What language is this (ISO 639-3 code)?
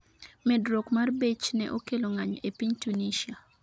luo